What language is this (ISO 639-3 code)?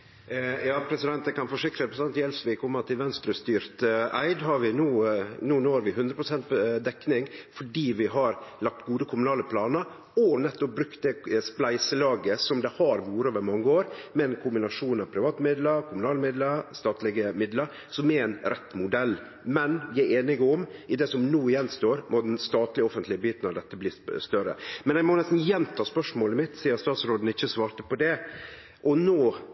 nno